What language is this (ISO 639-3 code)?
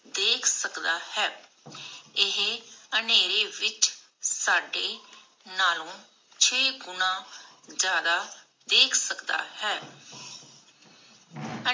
pan